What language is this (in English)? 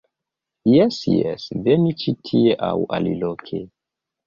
Esperanto